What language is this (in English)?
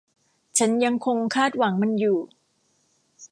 Thai